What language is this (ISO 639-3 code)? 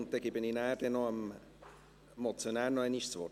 gsw